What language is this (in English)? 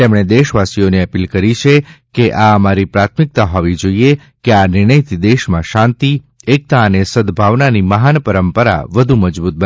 Gujarati